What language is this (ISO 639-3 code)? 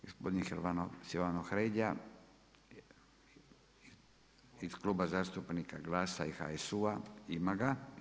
hrv